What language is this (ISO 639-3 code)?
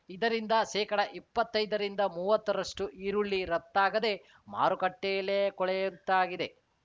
kan